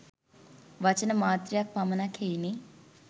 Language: Sinhala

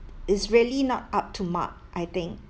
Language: English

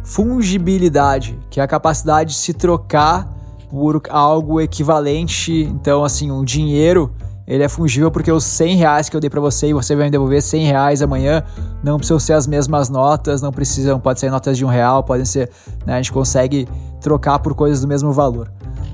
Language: Portuguese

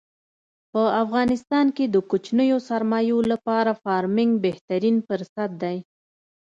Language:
Pashto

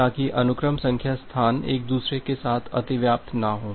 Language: Hindi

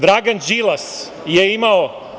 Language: Serbian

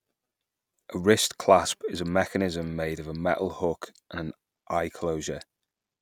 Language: English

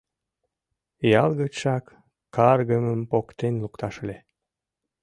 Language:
Mari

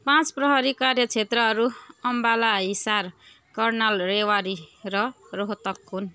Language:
Nepali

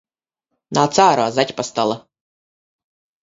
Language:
Latvian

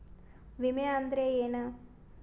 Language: Kannada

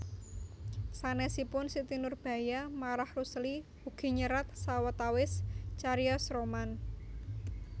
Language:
Javanese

